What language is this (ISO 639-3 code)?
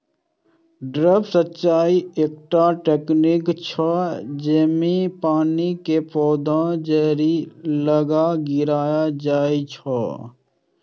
mai